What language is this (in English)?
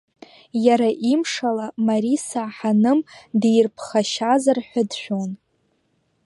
Abkhazian